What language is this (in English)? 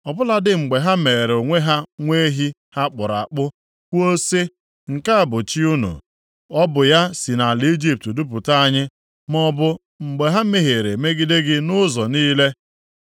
Igbo